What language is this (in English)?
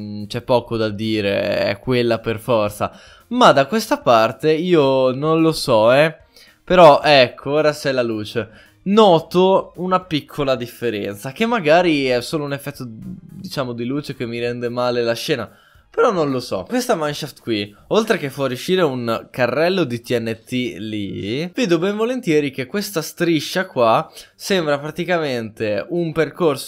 Italian